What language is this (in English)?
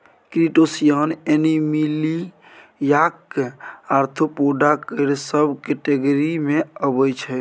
Maithili